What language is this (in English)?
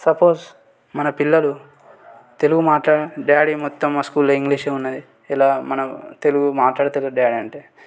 Telugu